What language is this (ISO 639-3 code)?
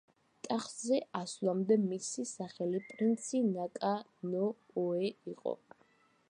kat